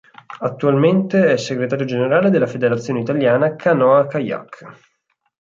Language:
Italian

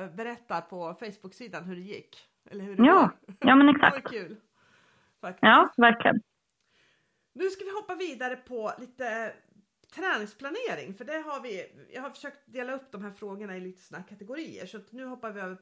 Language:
Swedish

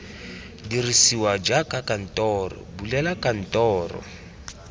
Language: Tswana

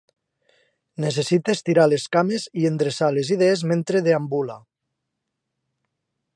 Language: Catalan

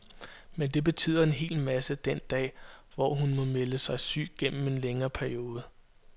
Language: Danish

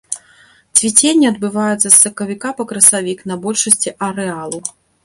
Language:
Belarusian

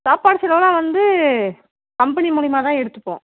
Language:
Tamil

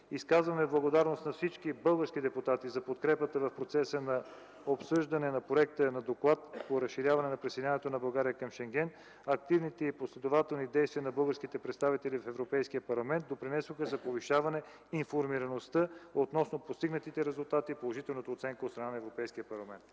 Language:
Bulgarian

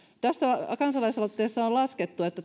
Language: Finnish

